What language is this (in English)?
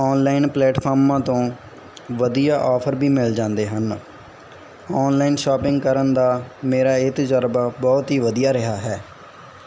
Punjabi